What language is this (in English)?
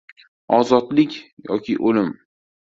Uzbek